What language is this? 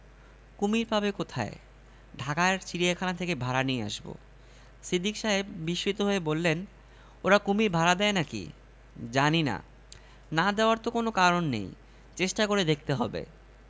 Bangla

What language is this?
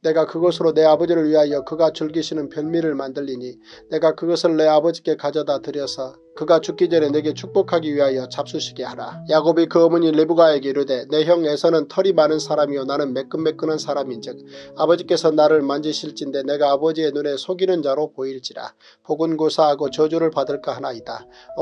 Korean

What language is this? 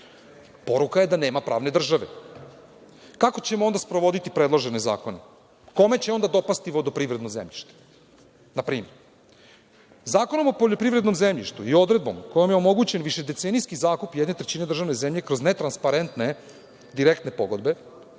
Serbian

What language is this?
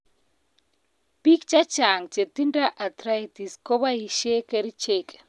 Kalenjin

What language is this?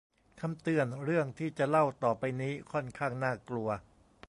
Thai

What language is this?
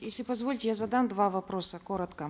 Kazakh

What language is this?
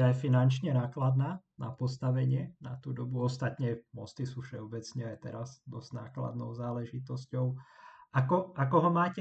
Slovak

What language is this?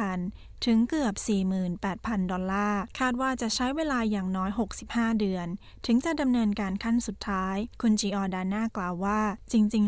Thai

